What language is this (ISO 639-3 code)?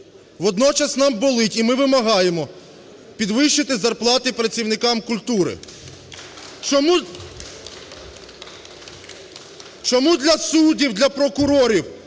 ukr